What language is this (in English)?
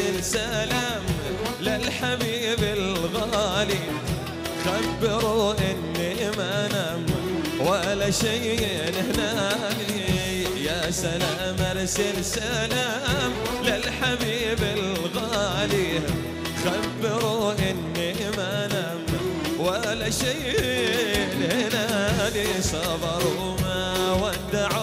Arabic